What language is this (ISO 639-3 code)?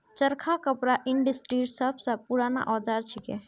mag